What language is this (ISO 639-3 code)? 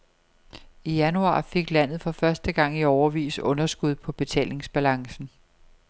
dan